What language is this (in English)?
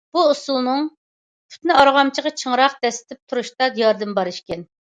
Uyghur